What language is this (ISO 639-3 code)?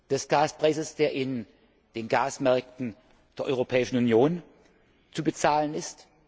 deu